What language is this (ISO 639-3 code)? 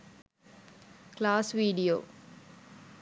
sin